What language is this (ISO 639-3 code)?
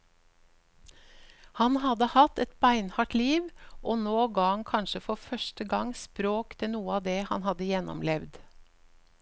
nor